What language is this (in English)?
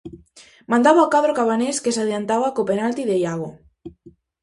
Galician